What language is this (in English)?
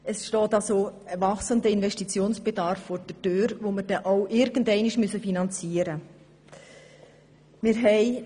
Swiss German